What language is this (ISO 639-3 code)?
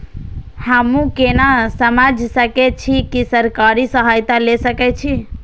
mai